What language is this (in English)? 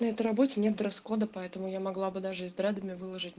Russian